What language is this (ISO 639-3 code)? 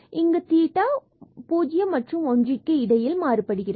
tam